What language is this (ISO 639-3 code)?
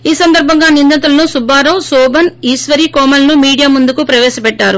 tel